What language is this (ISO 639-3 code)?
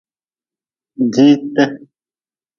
nmz